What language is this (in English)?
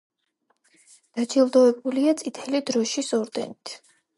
Georgian